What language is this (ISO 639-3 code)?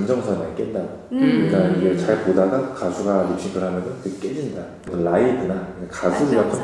kor